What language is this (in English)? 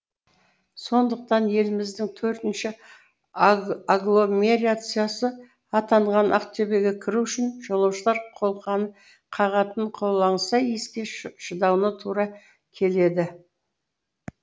Kazakh